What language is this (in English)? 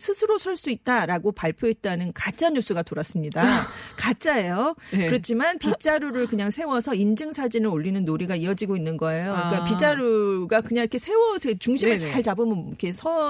Korean